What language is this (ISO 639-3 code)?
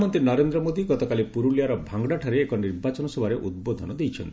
ori